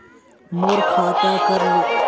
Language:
Chhattisgarhi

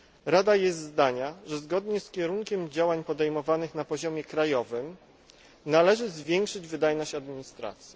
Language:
Polish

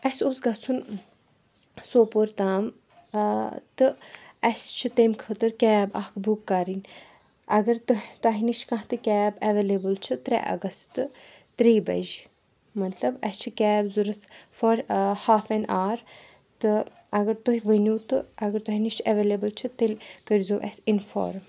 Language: Kashmiri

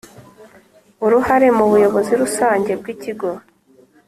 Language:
Kinyarwanda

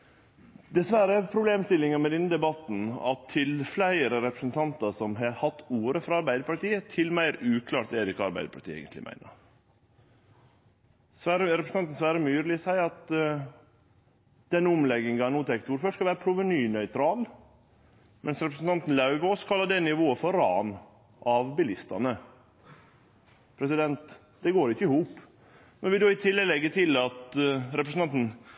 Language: Norwegian Nynorsk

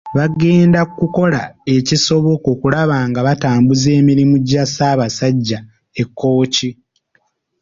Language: Ganda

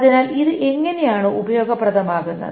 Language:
Malayalam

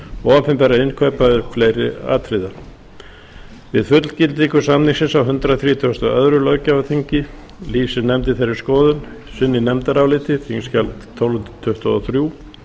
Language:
Icelandic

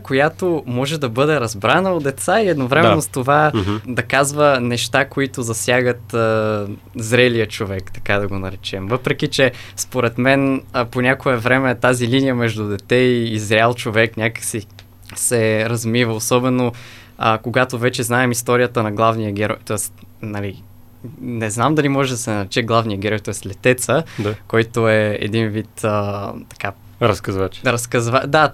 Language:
Bulgarian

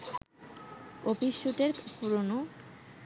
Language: Bangla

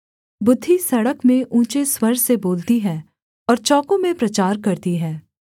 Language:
Hindi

